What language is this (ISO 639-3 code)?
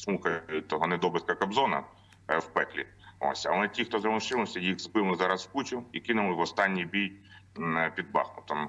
ukr